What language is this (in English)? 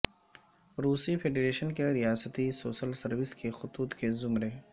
Urdu